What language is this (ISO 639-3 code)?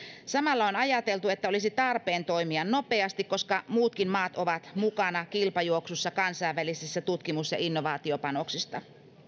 fin